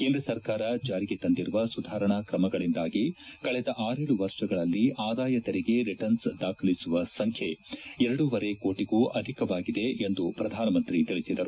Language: Kannada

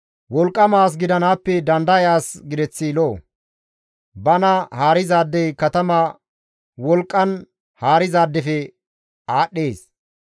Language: Gamo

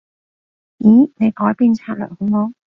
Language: Cantonese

